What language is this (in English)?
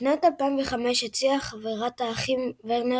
Hebrew